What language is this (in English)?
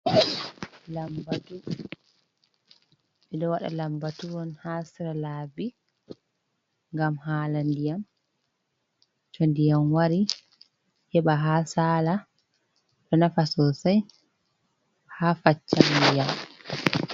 Fula